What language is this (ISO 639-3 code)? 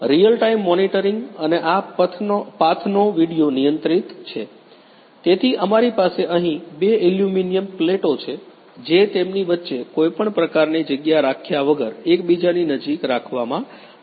guj